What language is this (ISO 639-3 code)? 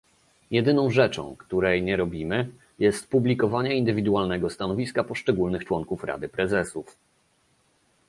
pol